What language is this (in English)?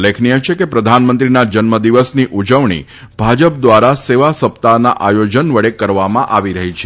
Gujarati